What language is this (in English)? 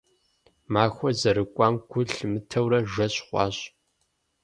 Kabardian